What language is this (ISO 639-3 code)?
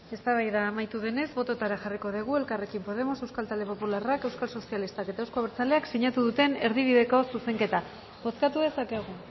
eus